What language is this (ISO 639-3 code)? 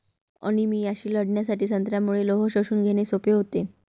mar